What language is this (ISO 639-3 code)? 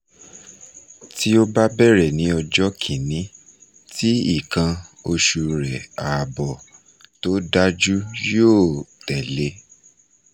yor